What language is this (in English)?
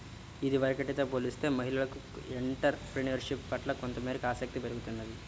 Telugu